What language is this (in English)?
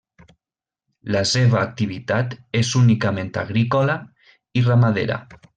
Catalan